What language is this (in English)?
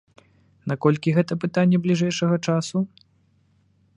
Belarusian